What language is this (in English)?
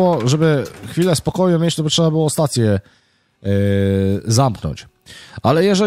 Polish